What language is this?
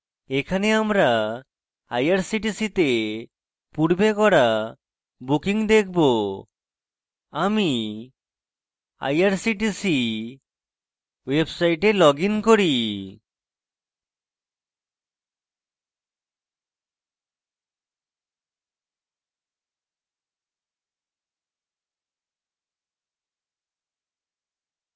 Bangla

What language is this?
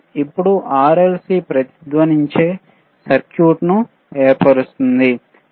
Telugu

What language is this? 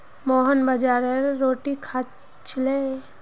Magahi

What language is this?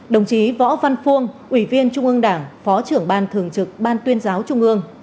Vietnamese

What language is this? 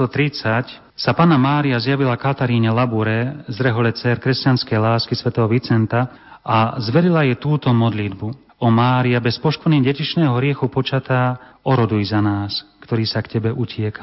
Slovak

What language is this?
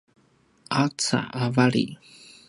Paiwan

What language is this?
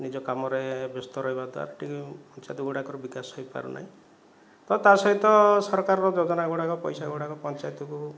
Odia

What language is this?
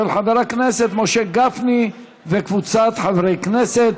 Hebrew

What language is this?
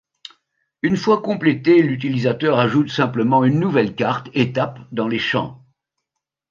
French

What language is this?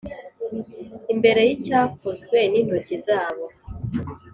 Kinyarwanda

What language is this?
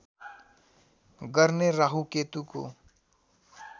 Nepali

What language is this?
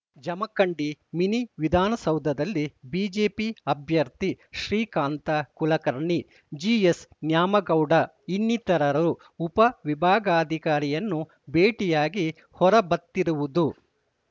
Kannada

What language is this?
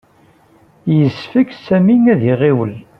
Kabyle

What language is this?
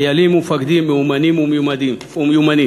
Hebrew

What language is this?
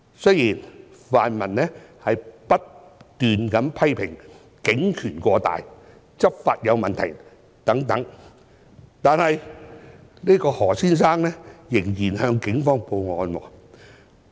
Cantonese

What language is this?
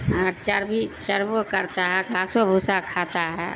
Urdu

